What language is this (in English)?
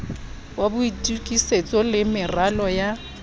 Southern Sotho